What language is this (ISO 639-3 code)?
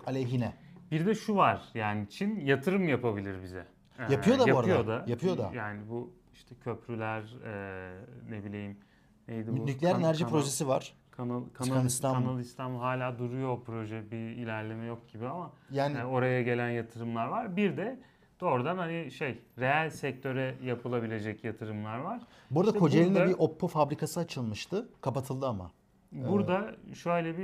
tur